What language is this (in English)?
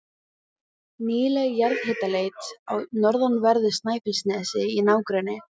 Icelandic